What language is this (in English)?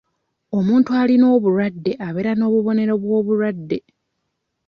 Ganda